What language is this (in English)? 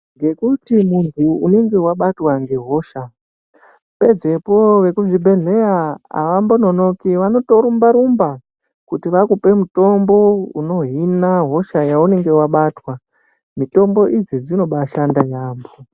Ndau